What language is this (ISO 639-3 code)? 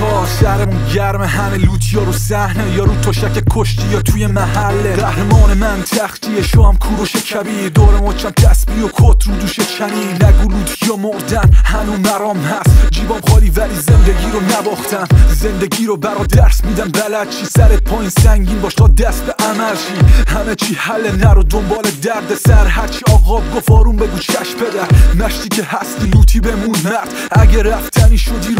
fas